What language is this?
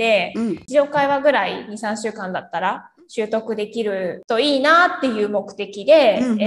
Japanese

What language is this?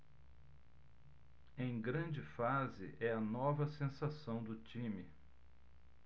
Portuguese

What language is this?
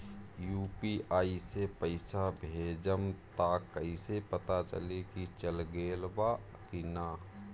Bhojpuri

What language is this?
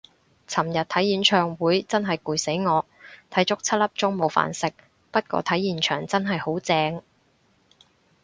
Cantonese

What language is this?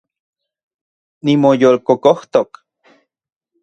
Central Puebla Nahuatl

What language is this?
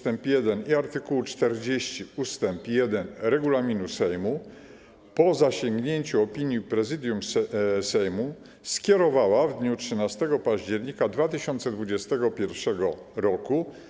Polish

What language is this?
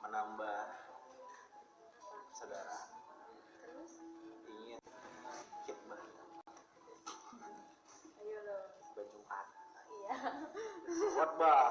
Indonesian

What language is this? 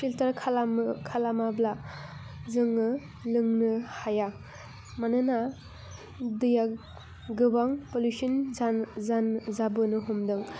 Bodo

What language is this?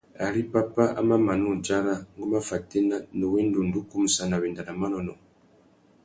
Tuki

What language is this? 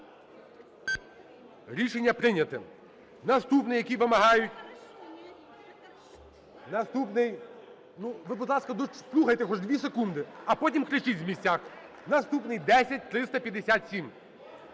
Ukrainian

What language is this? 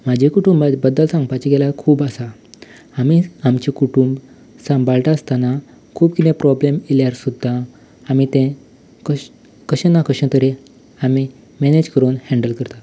Konkani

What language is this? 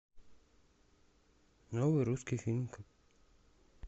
Russian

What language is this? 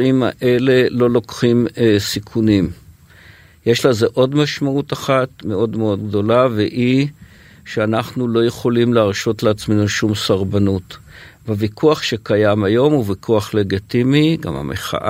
Hebrew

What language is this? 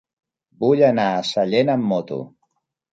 Catalan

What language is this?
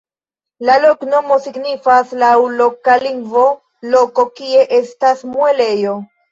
Esperanto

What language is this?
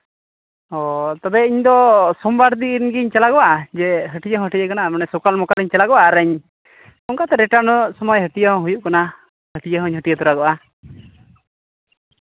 Santali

